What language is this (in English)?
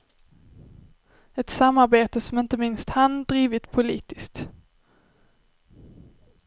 Swedish